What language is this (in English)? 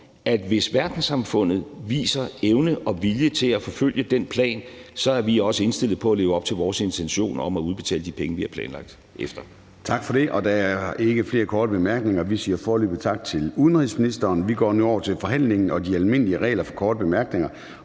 Danish